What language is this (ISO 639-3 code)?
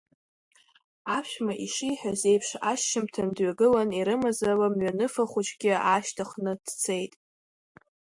abk